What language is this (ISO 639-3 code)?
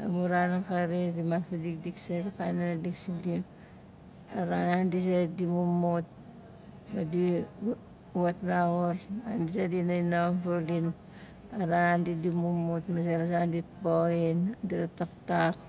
nal